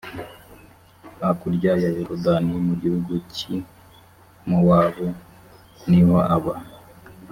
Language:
Kinyarwanda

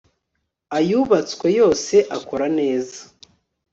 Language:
Kinyarwanda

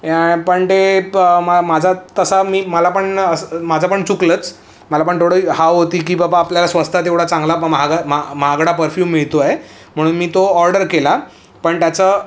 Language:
Marathi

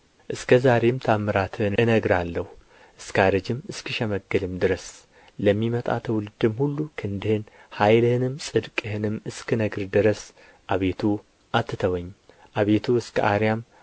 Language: Amharic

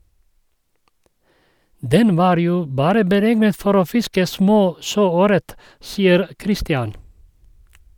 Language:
Norwegian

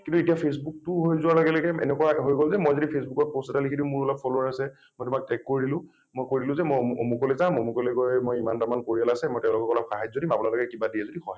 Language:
Assamese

